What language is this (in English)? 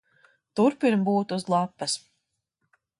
Latvian